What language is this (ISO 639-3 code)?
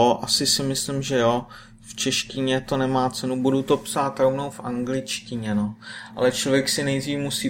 ces